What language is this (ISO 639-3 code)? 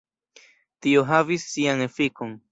epo